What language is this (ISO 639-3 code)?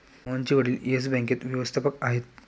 mar